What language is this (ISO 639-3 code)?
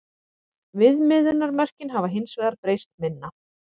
isl